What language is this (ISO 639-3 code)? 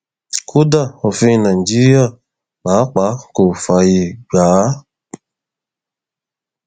yor